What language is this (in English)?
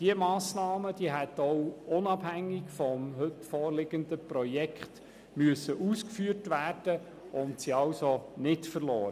Swiss German